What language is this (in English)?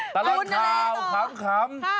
Thai